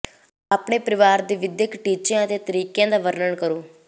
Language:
Punjabi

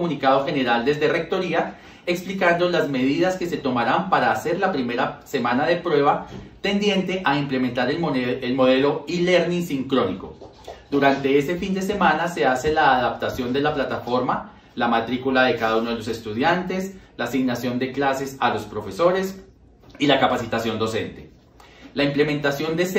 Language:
Spanish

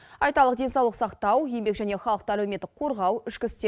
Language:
Kazakh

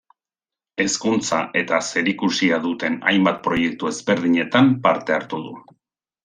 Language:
Basque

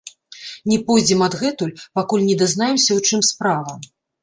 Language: Belarusian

